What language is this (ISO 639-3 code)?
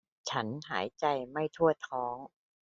tha